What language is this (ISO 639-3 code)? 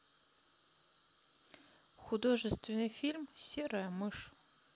rus